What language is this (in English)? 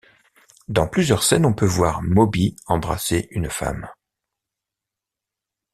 French